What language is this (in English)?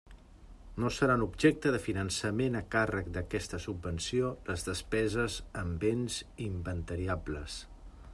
Catalan